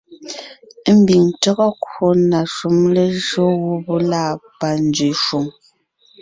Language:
Ngiemboon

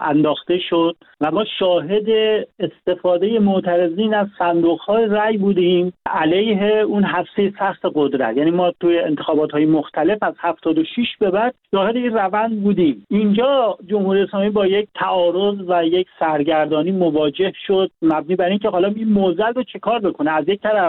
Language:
Persian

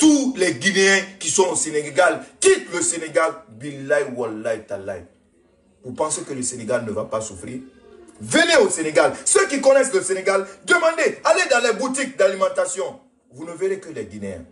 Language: French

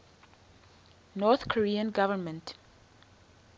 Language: English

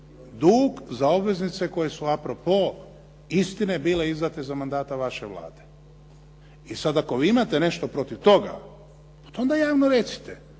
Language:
Croatian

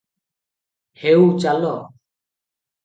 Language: Odia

